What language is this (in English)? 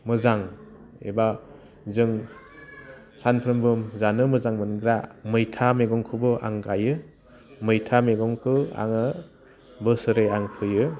Bodo